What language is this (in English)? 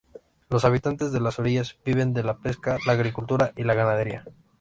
Spanish